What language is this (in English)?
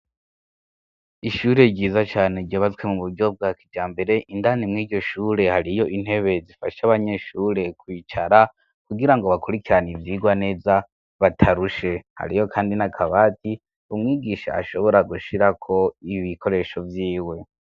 Rundi